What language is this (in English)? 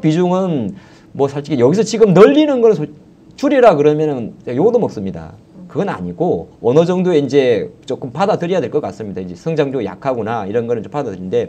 Korean